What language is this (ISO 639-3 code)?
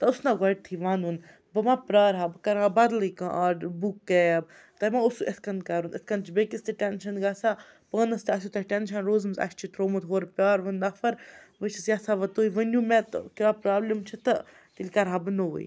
kas